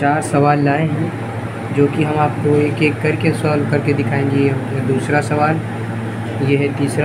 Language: Hindi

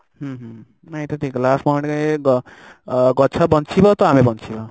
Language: Odia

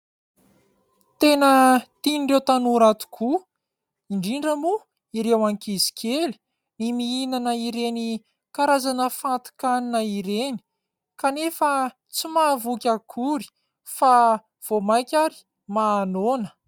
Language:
Malagasy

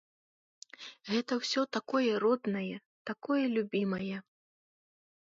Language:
Belarusian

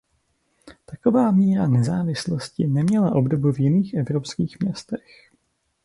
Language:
Czech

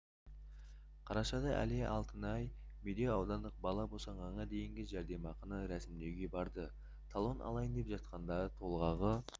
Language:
Kazakh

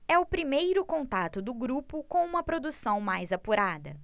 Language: Portuguese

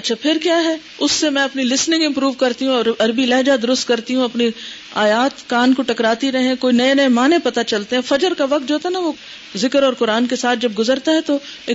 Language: Urdu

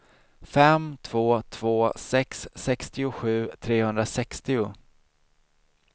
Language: Swedish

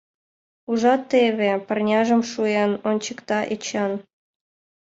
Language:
Mari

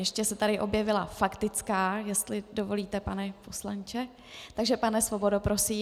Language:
Czech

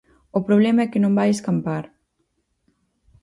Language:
Galician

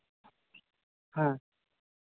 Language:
Santali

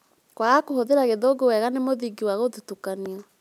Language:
Kikuyu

